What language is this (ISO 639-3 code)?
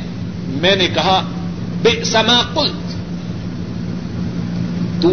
urd